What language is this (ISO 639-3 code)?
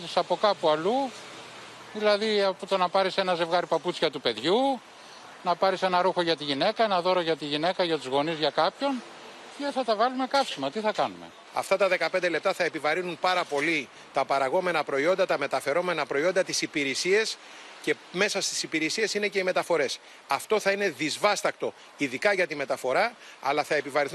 ell